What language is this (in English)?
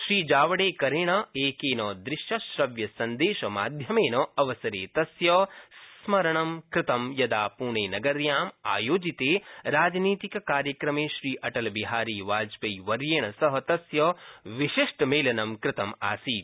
Sanskrit